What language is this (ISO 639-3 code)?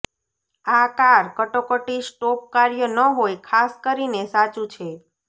guj